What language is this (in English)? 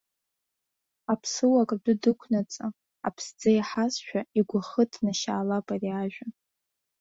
Abkhazian